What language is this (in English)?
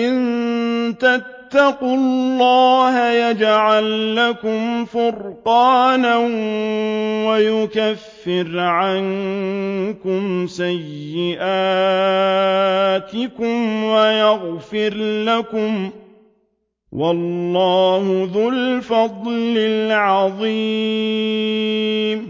Arabic